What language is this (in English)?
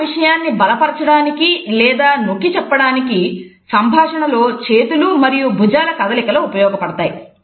Telugu